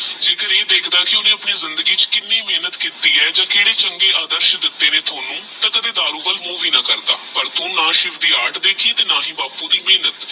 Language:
Punjabi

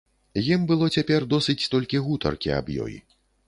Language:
Belarusian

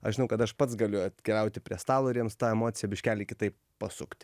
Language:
Lithuanian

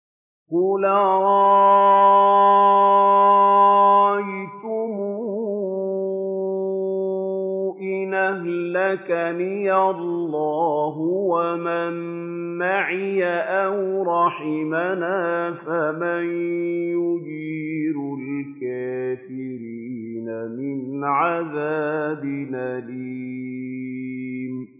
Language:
Arabic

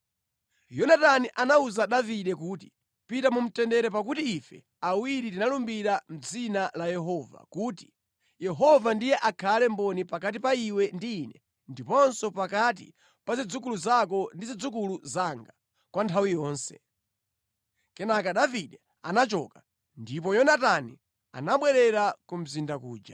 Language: Nyanja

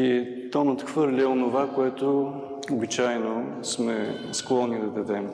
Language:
Bulgarian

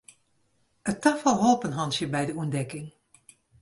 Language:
Western Frisian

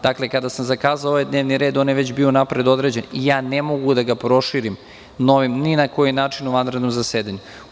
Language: Serbian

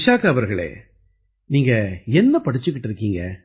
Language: Tamil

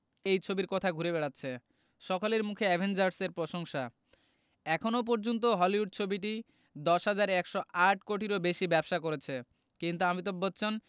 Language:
Bangla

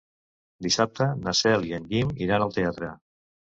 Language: Catalan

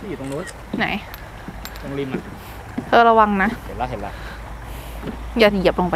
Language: Thai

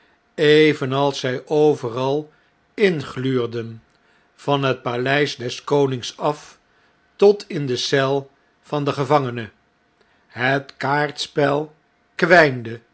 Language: Dutch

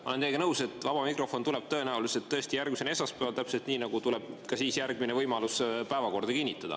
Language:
Estonian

